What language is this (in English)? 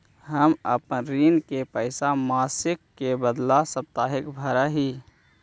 Magahi